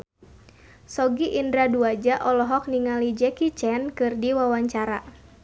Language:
Sundanese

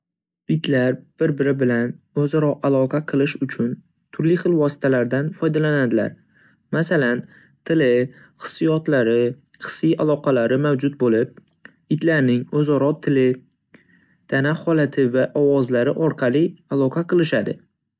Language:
Uzbek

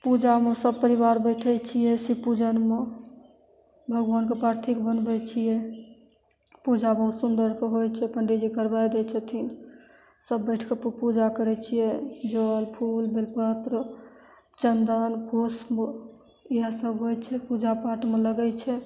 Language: Maithili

